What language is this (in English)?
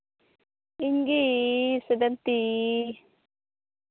Santali